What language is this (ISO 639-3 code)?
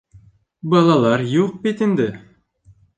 bak